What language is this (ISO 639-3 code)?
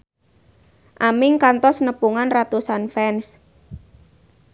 sun